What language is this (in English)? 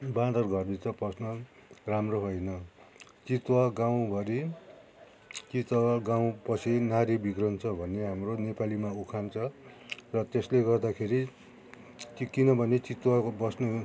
Nepali